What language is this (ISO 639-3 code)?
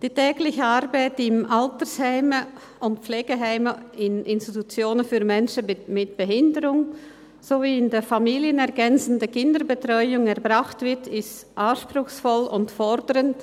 gsw